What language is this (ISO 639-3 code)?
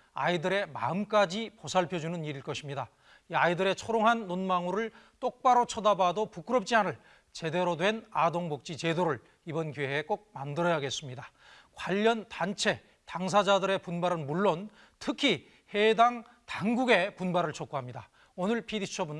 kor